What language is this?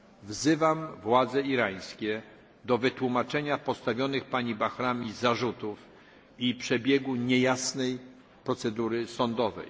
Polish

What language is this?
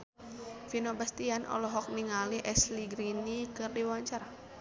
Sundanese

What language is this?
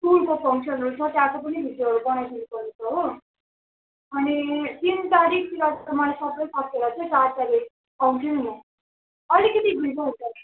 Nepali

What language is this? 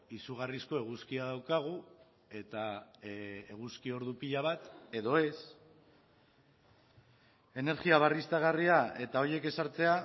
Basque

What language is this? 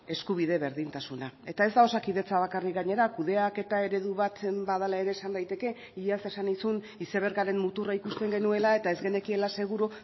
Basque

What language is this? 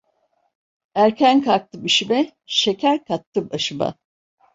Turkish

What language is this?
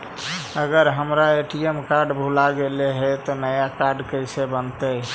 Magahi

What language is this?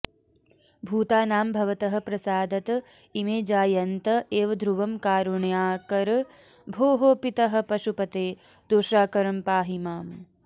Sanskrit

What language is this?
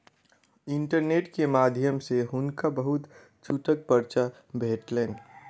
Maithili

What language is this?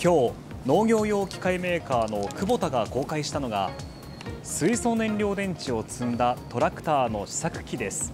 Japanese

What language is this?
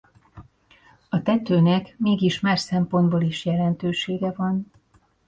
Hungarian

